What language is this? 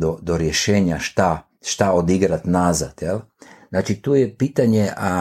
Croatian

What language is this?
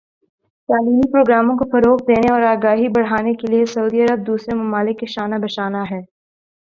Urdu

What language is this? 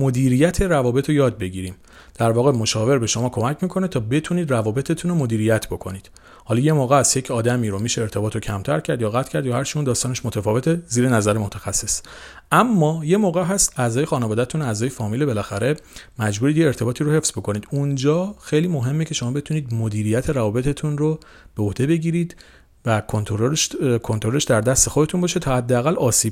Persian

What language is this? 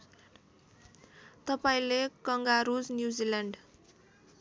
Nepali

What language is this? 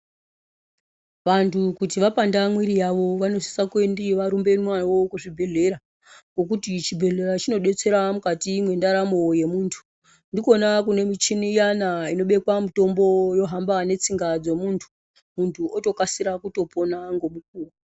Ndau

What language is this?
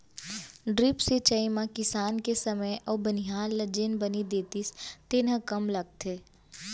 Chhattisgarhi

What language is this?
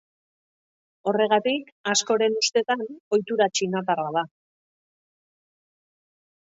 Basque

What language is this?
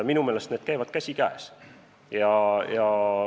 Estonian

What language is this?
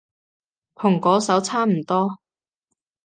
Cantonese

